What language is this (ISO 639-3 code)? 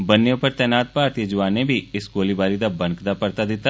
doi